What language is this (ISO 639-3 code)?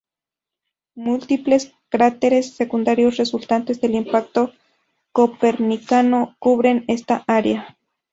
spa